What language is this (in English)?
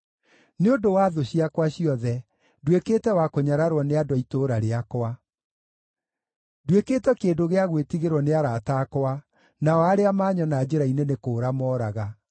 Kikuyu